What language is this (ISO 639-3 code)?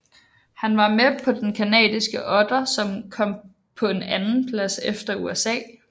dan